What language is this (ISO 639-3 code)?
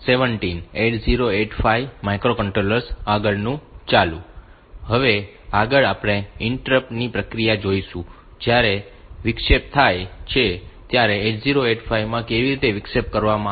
guj